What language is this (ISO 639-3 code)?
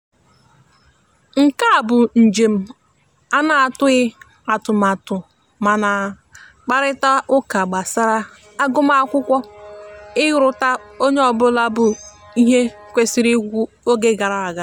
ibo